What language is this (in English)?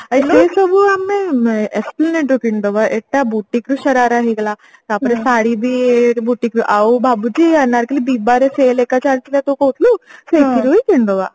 Odia